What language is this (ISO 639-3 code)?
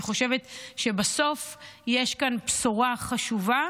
heb